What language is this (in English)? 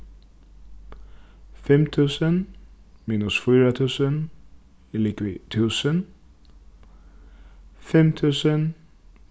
Faroese